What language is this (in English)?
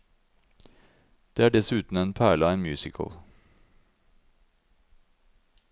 Norwegian